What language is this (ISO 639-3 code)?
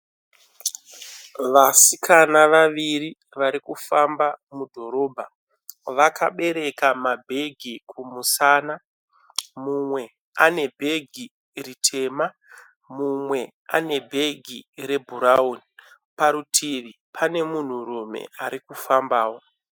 sna